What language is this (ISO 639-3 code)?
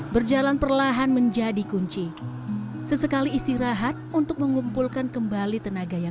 ind